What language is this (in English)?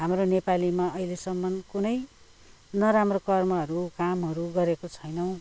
Nepali